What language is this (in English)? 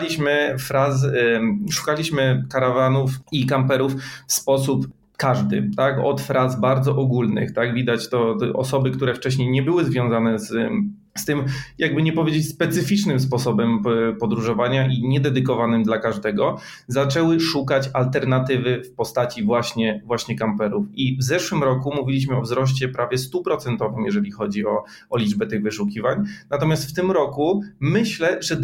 Polish